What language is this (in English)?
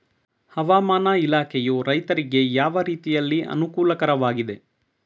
Kannada